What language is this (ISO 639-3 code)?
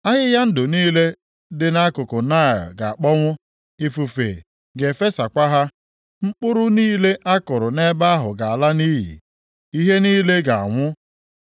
ibo